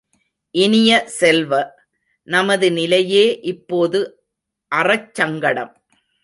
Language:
Tamil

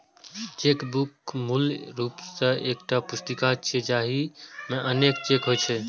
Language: Maithili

